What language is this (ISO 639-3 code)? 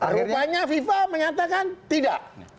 ind